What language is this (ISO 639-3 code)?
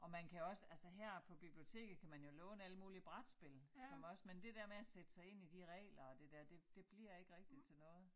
dan